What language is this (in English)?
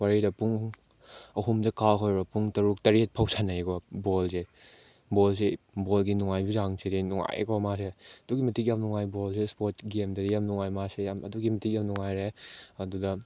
Manipuri